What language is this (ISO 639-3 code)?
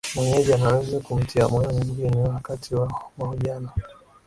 swa